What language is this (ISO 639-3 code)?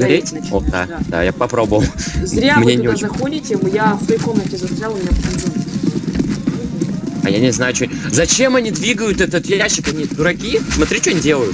rus